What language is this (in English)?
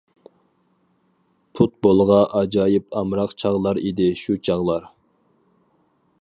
Uyghur